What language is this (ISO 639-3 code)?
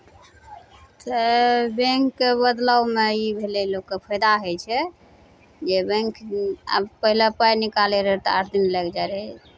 mai